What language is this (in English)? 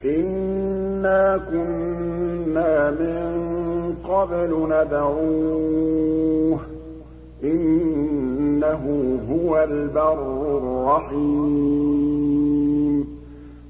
Arabic